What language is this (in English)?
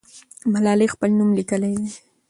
Pashto